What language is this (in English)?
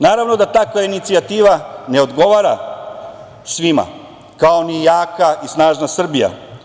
Serbian